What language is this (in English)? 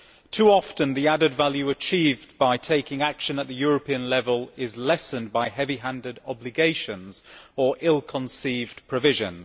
English